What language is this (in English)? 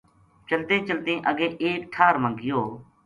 Gujari